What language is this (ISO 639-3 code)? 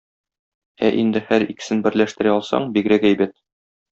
tat